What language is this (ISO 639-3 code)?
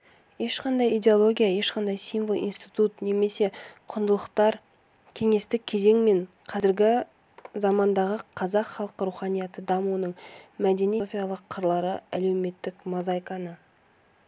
kaz